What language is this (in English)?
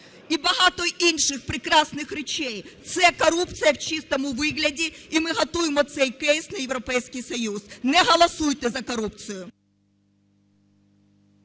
Ukrainian